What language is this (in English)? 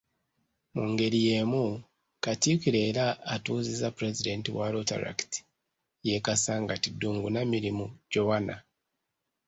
Ganda